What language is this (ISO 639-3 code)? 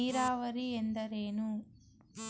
kan